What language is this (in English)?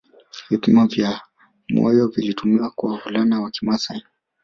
Swahili